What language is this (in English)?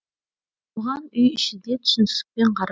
Kazakh